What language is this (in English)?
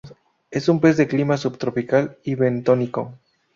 Spanish